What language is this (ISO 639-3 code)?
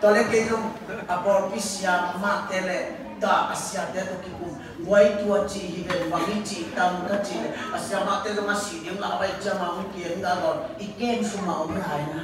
tha